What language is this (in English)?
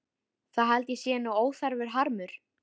Icelandic